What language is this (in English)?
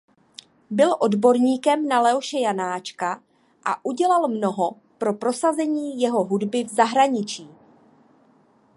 Czech